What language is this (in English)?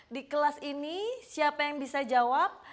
Indonesian